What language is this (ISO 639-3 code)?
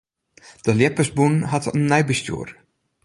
fry